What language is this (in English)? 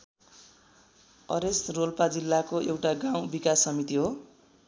Nepali